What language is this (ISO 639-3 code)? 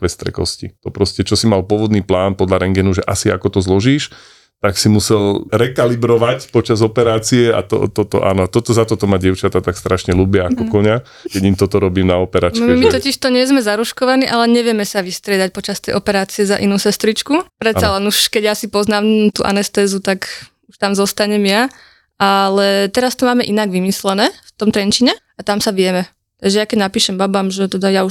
slk